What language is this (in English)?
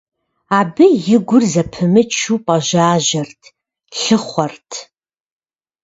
Kabardian